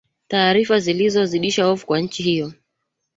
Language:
Swahili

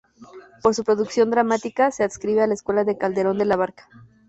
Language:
Spanish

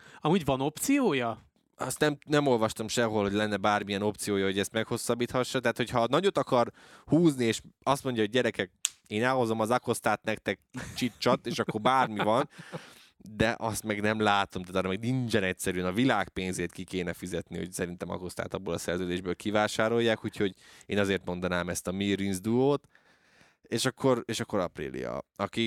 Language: Hungarian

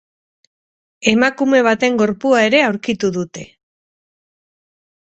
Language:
Basque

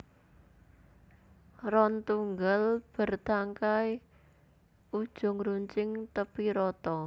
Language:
Javanese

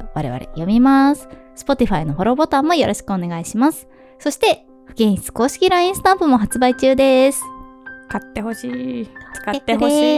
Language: Japanese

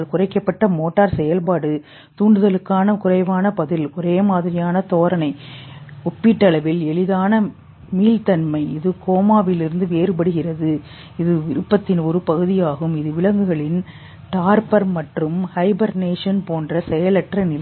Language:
Tamil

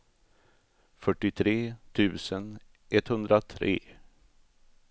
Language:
Swedish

